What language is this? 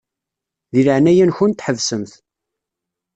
Kabyle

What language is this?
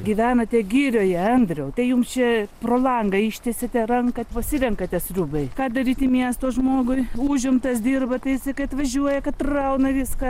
Lithuanian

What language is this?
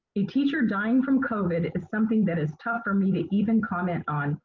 English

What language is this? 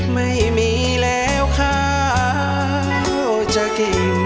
Thai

